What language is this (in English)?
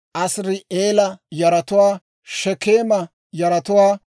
Dawro